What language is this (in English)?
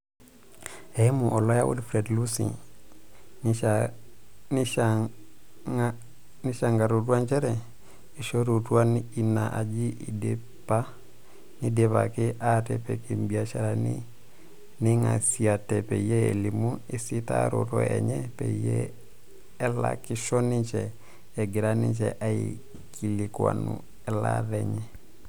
Masai